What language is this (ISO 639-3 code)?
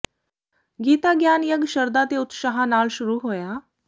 pan